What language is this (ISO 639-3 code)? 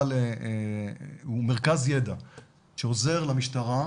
heb